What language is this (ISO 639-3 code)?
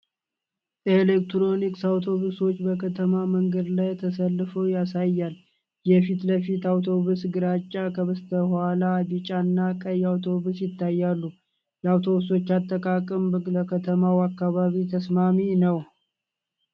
amh